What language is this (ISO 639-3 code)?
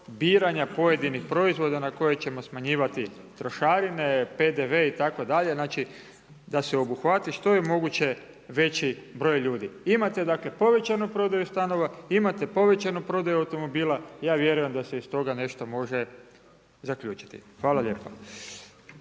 hrv